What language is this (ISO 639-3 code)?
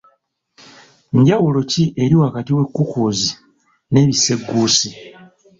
lug